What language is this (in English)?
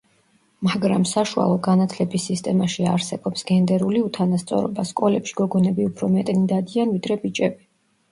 Georgian